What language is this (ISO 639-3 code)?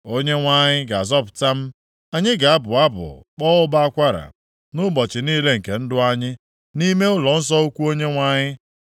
ibo